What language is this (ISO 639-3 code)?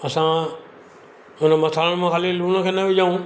snd